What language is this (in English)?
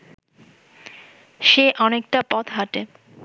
Bangla